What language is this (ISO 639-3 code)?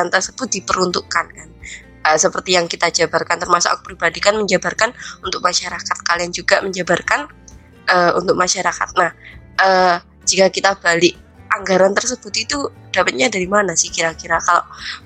ind